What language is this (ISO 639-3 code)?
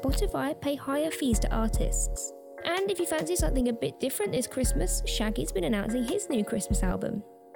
eng